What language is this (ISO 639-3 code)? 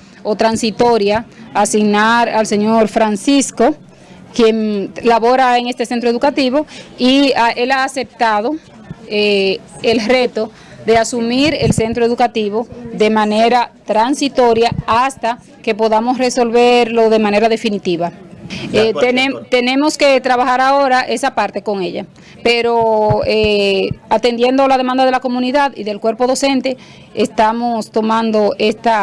spa